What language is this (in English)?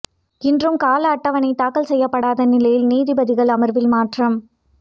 Tamil